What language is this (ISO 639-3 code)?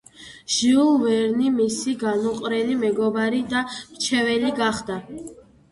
kat